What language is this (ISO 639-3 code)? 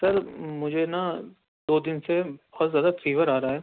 urd